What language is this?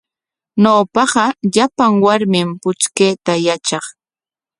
Corongo Ancash Quechua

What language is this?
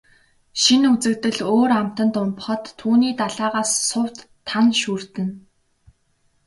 Mongolian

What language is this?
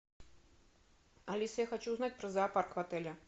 Russian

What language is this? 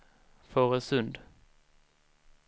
Swedish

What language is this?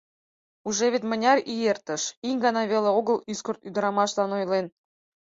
Mari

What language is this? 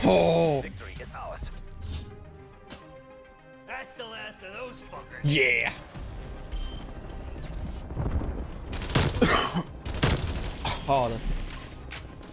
English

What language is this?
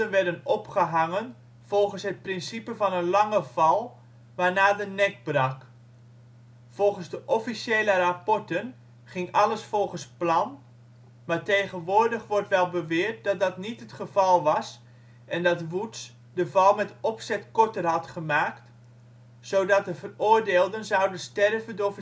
Dutch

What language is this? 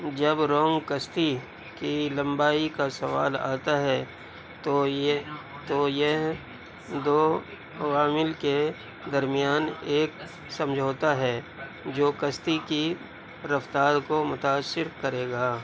Urdu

